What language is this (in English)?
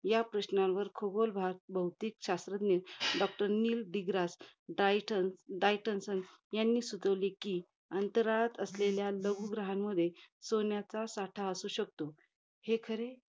Marathi